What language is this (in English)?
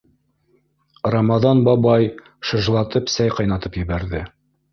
Bashkir